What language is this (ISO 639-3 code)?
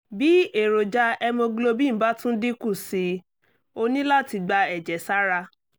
yor